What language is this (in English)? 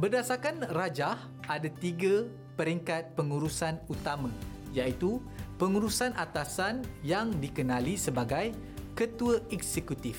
Malay